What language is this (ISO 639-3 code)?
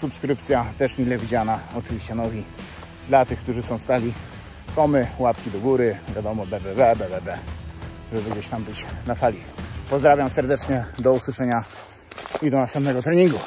pol